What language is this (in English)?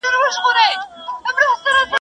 Pashto